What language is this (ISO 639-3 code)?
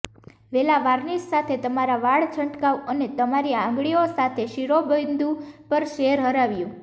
guj